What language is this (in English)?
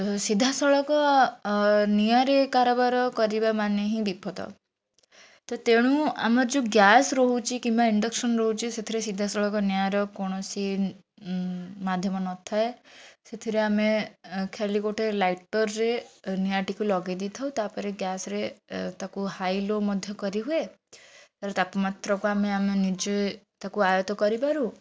Odia